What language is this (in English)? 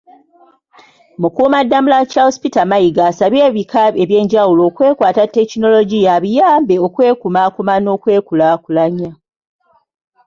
Ganda